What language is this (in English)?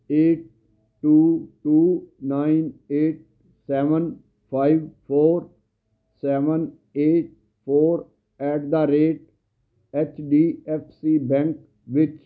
Punjabi